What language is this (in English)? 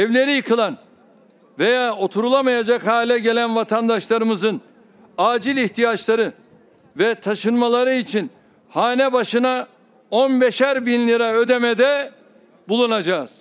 Turkish